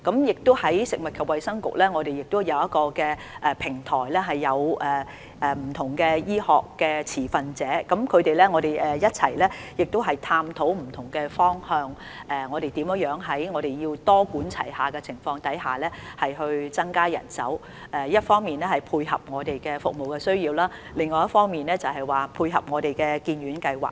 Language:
Cantonese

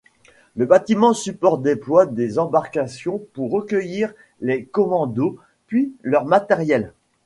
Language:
French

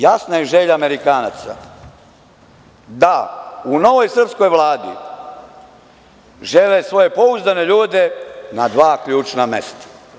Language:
Serbian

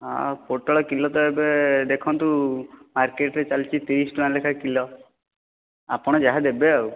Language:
Odia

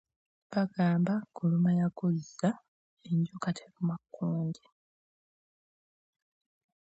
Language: Ganda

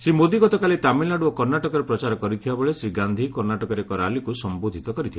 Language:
Odia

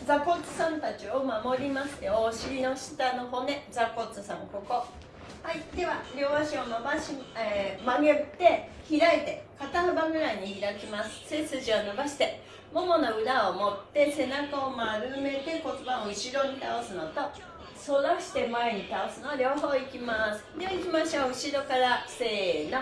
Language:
Japanese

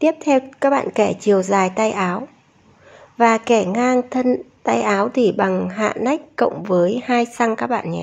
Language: Vietnamese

